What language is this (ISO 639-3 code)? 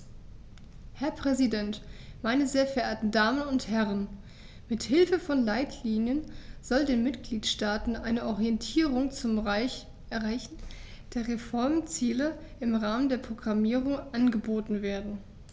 deu